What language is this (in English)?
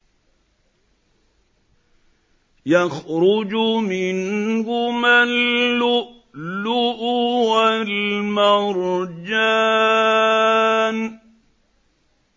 Arabic